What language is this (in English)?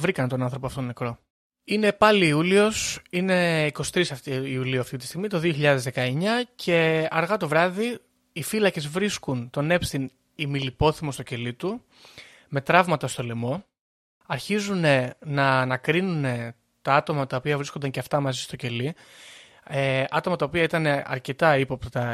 Greek